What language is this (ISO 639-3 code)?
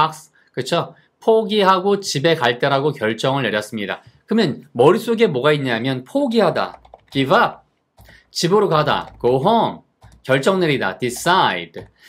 kor